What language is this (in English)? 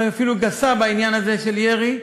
Hebrew